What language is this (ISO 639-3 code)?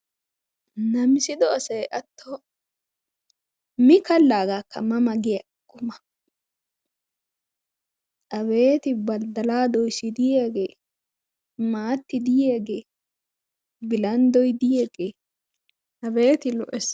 wal